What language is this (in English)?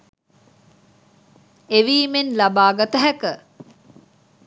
Sinhala